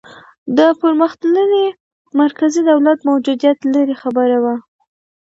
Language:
Pashto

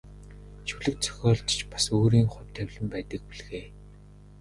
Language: Mongolian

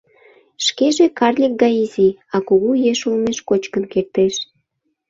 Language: Mari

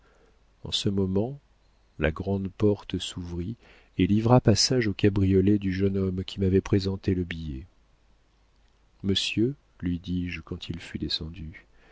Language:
French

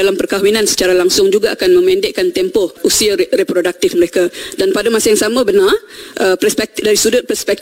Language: Malay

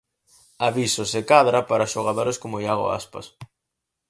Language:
Galician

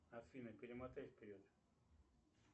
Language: Russian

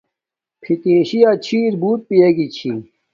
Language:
Domaaki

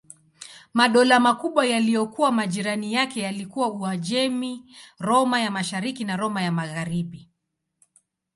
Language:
Swahili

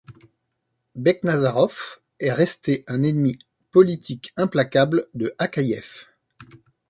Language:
French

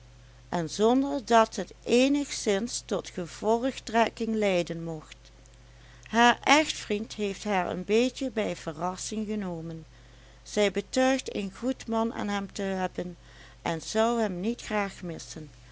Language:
Dutch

